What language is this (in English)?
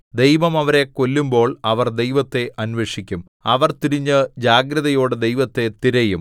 Malayalam